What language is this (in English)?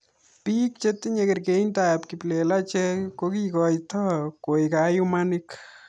Kalenjin